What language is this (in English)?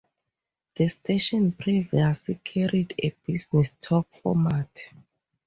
English